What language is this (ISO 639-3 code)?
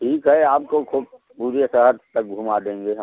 hin